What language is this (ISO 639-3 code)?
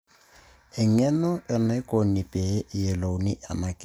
mas